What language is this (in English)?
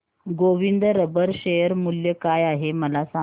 Marathi